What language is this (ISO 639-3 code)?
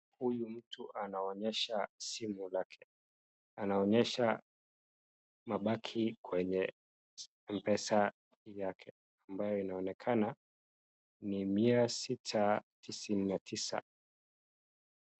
swa